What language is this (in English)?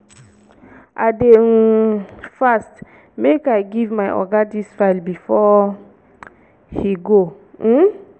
Nigerian Pidgin